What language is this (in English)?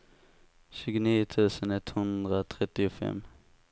Swedish